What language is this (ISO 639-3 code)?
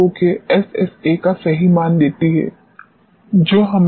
hin